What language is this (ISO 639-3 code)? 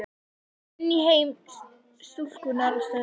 isl